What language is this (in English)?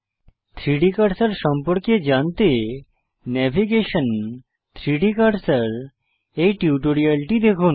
Bangla